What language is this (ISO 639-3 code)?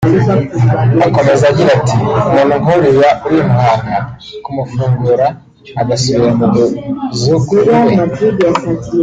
kin